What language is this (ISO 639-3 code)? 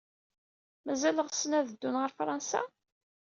kab